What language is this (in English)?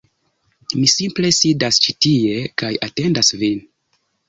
Esperanto